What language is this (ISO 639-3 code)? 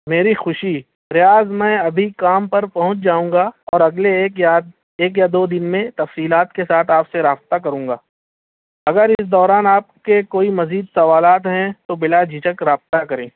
urd